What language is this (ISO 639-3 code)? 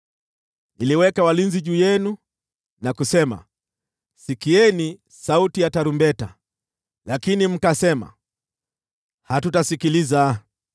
swa